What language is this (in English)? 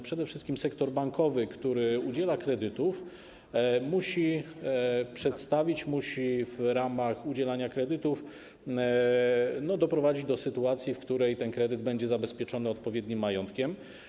Polish